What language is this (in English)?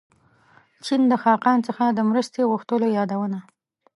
Pashto